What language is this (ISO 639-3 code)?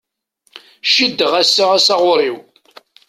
kab